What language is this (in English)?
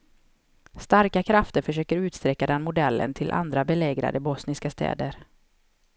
Swedish